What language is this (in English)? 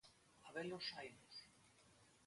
Galician